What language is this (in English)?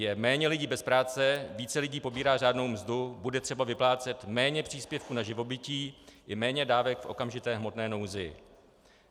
Czech